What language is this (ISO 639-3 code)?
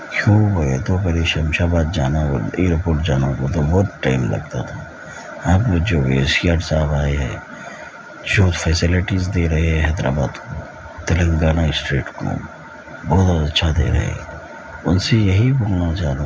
urd